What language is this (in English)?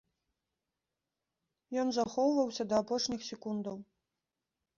Belarusian